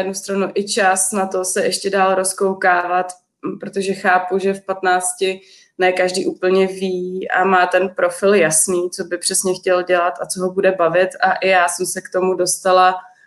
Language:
Czech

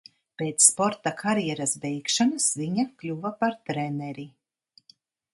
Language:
Latvian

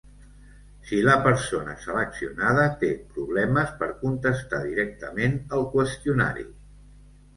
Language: Catalan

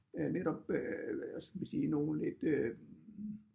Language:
Danish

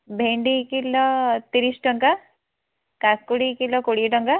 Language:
Odia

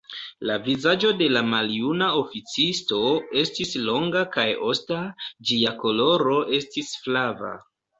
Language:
Esperanto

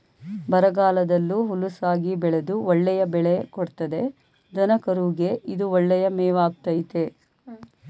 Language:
Kannada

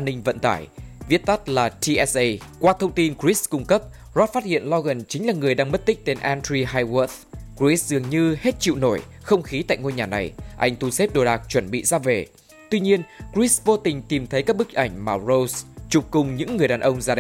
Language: Vietnamese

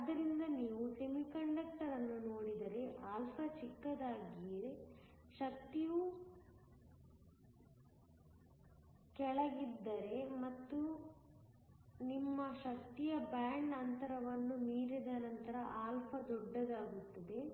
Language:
Kannada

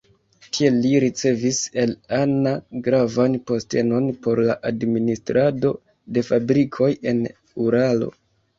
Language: Esperanto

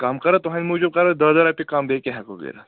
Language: Kashmiri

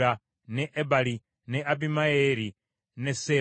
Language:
Ganda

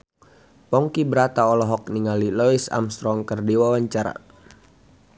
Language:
Sundanese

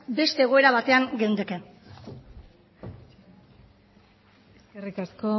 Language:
Basque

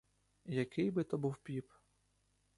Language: Ukrainian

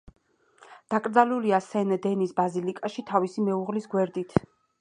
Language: Georgian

